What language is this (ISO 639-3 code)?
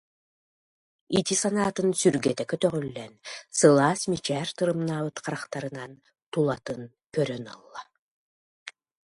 sah